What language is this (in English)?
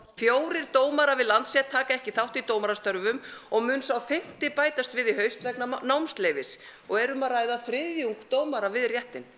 Icelandic